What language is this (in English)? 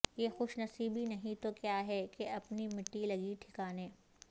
Urdu